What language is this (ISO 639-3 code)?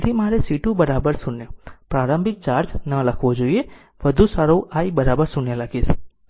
guj